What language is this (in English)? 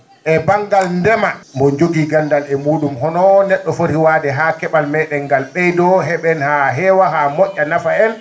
Fula